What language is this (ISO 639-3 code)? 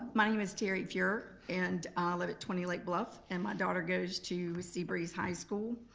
eng